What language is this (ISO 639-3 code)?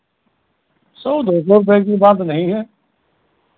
hin